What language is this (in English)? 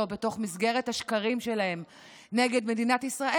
Hebrew